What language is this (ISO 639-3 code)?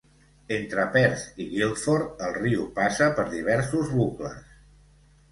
cat